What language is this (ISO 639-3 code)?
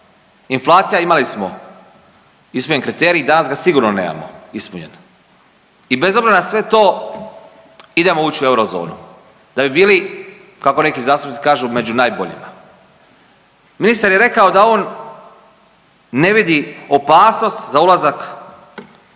hrv